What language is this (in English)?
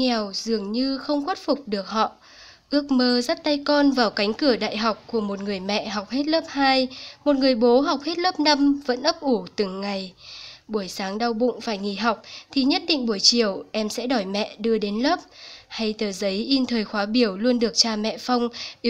Vietnamese